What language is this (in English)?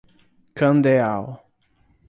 Portuguese